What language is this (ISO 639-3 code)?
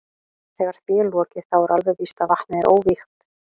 isl